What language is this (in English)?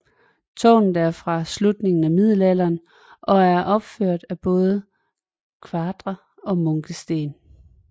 Danish